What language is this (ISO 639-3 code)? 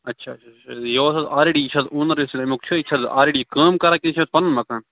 kas